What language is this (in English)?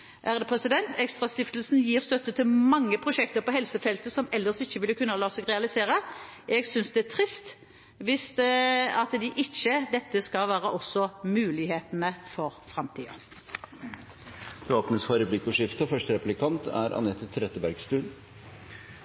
Norwegian Bokmål